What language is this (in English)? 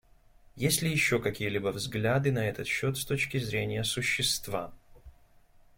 Russian